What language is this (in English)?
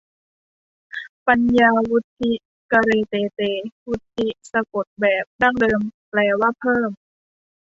Thai